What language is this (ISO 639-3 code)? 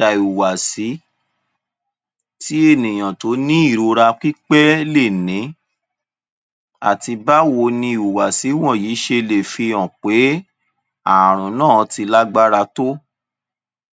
yor